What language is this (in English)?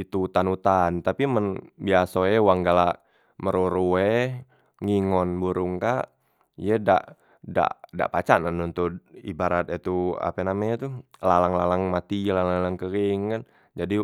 Musi